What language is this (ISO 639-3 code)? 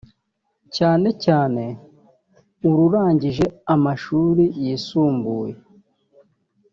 kin